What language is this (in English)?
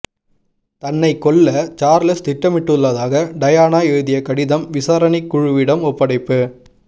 Tamil